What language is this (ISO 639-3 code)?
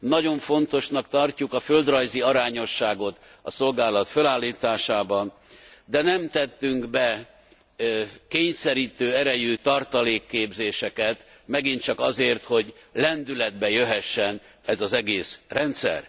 hun